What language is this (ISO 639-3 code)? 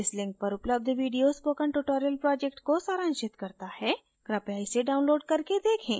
hin